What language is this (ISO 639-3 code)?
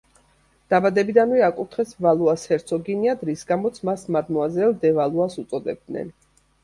kat